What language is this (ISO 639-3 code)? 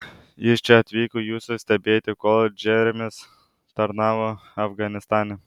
lit